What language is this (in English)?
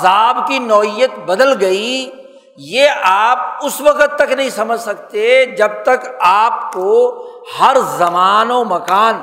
Urdu